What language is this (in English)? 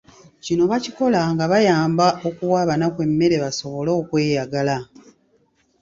Ganda